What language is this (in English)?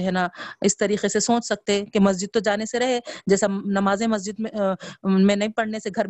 Urdu